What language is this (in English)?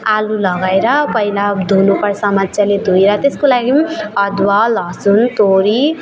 Nepali